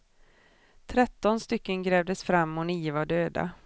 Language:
Swedish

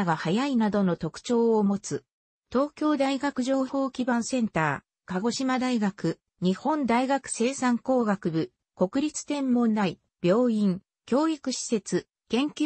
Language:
Japanese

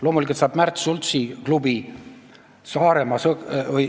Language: Estonian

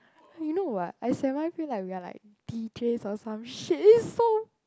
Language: English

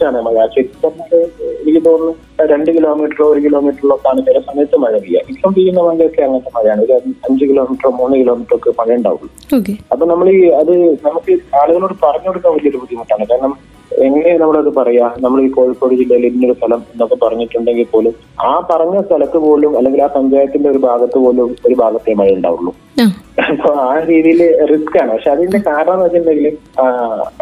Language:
Malayalam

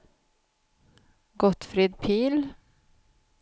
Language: Swedish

